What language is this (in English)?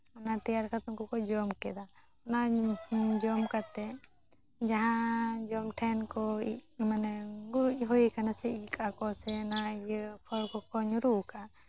Santali